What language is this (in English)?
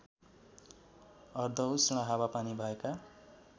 Nepali